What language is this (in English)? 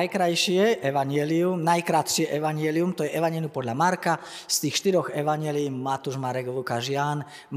Slovak